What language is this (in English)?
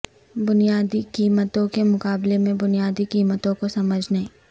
Urdu